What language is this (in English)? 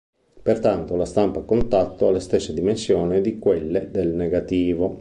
Italian